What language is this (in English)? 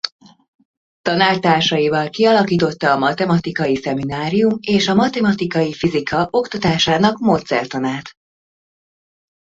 Hungarian